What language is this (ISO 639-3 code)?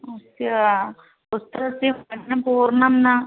san